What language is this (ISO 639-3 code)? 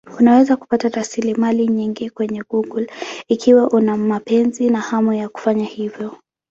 swa